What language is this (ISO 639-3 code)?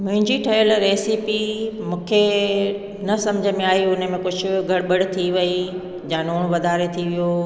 snd